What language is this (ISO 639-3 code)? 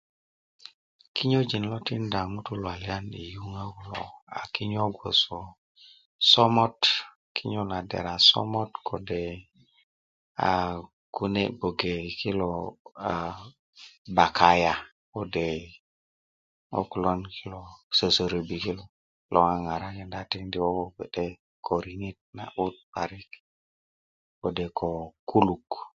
ukv